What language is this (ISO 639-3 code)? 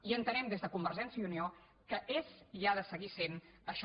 cat